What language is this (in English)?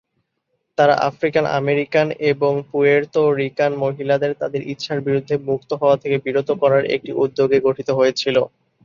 Bangla